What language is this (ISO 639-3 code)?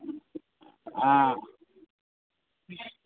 mai